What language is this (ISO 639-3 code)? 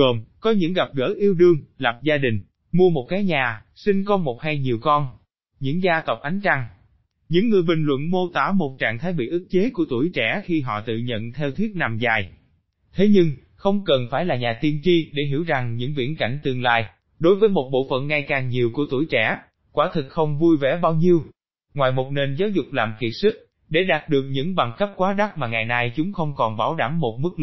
vie